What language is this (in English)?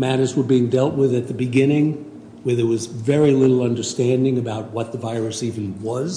English